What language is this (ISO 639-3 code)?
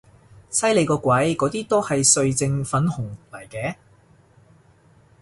yue